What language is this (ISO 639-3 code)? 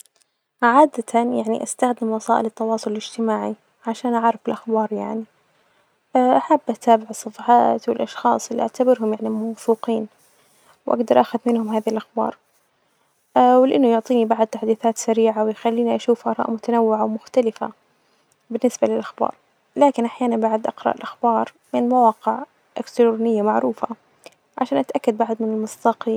ars